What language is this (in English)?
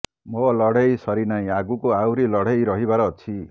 Odia